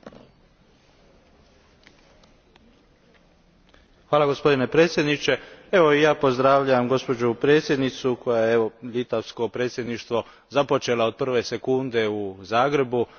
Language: Croatian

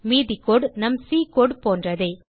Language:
Tamil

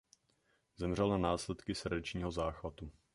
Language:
Czech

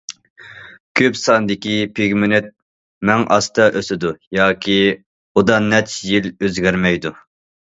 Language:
Uyghur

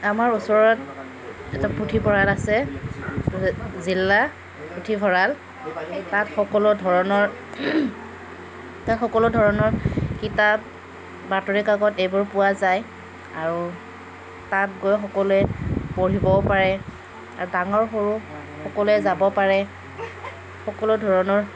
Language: Assamese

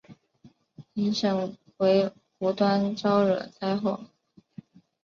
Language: Chinese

